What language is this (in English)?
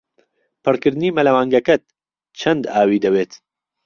Central Kurdish